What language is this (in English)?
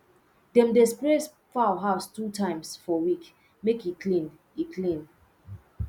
Nigerian Pidgin